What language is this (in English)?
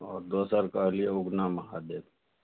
Maithili